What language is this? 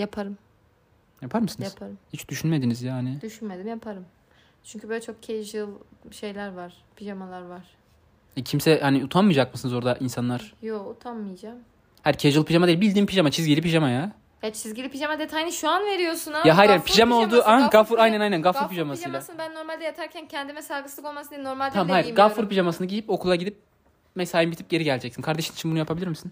Turkish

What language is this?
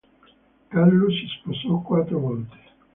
Italian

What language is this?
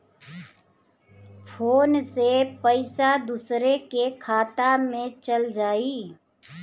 Bhojpuri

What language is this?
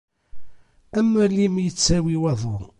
Kabyle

